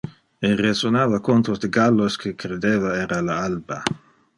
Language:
Interlingua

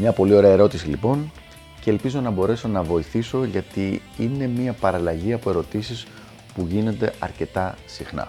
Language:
Greek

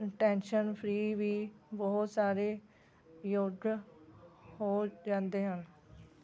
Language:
Punjabi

